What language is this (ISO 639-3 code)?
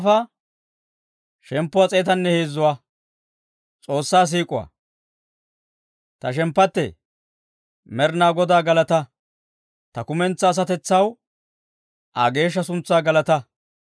dwr